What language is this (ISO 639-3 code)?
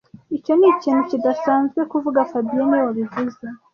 kin